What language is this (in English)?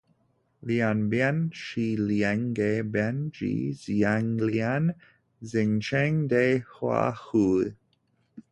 Chinese